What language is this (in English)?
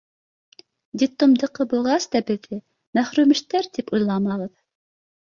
Bashkir